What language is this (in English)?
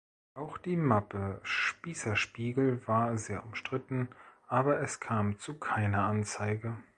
German